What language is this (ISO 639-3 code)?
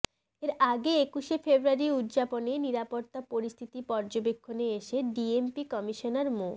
ben